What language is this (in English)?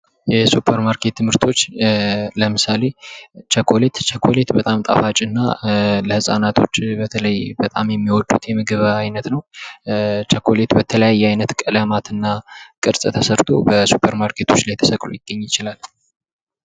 Amharic